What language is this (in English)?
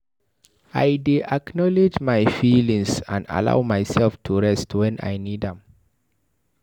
Nigerian Pidgin